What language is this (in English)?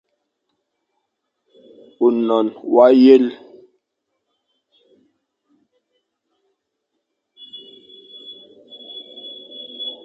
Fang